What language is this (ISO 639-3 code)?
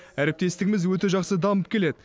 kaz